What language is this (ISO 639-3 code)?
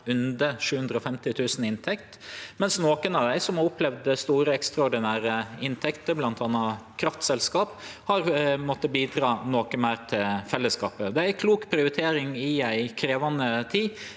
nor